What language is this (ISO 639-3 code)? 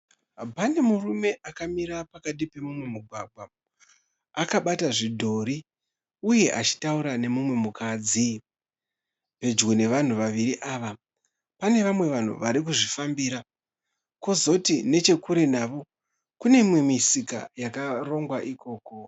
sna